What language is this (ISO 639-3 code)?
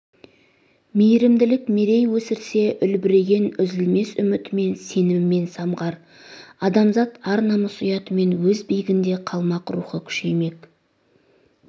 kaz